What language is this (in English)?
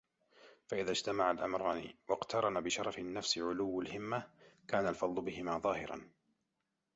Arabic